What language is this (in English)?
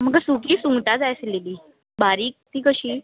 Konkani